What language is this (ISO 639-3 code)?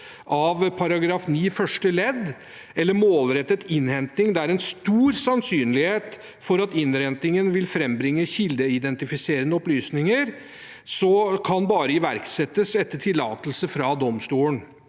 nor